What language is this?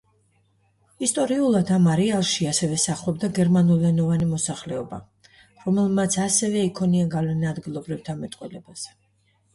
Georgian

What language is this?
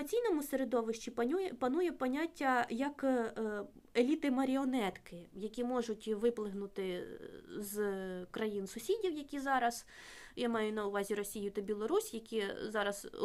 Ukrainian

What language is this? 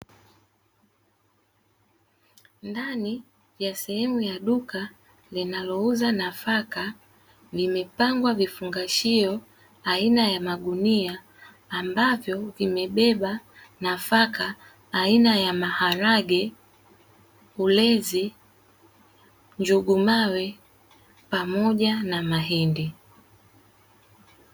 Swahili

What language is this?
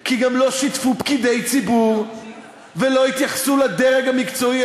Hebrew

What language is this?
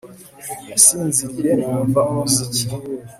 Kinyarwanda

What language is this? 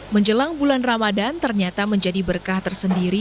Indonesian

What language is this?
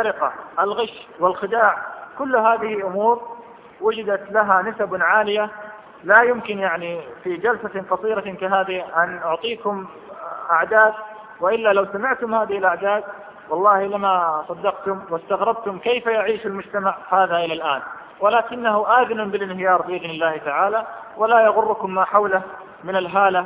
Arabic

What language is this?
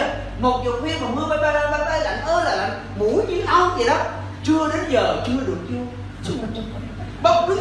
Vietnamese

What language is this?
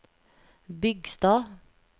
Norwegian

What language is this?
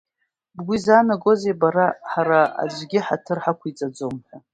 Abkhazian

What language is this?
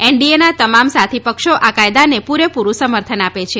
Gujarati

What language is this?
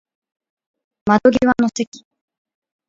Japanese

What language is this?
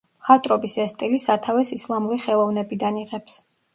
Georgian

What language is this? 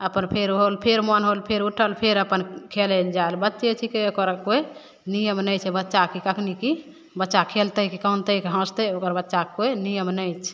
Maithili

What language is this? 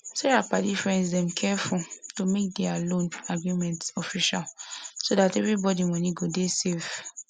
Nigerian Pidgin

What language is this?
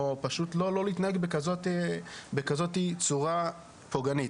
Hebrew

